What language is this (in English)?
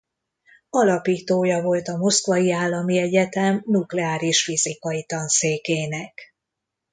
Hungarian